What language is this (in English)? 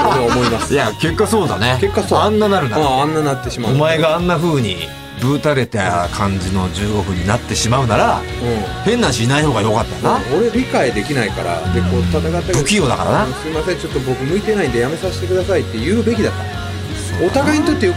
Japanese